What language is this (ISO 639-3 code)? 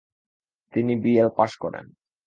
ben